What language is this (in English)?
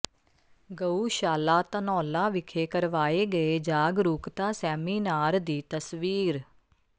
Punjabi